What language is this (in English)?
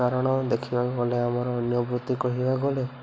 Odia